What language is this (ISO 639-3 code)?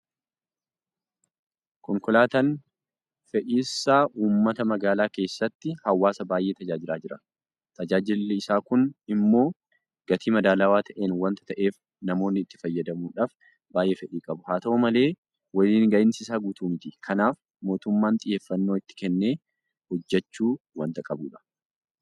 orm